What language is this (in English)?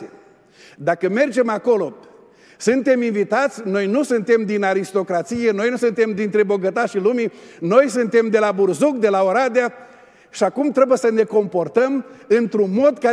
Romanian